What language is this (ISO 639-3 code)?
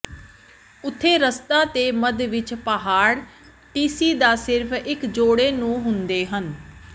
pan